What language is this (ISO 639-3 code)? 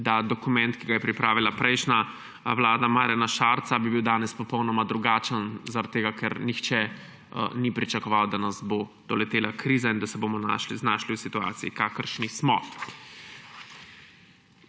slv